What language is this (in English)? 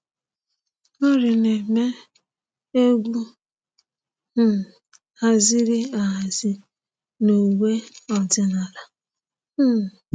Igbo